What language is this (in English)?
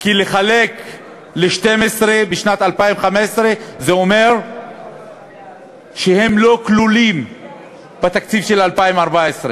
Hebrew